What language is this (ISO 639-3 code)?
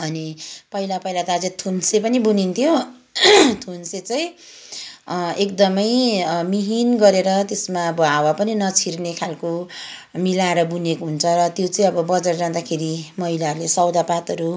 nep